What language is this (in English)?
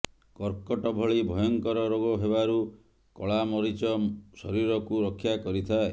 Odia